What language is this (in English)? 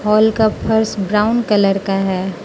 Hindi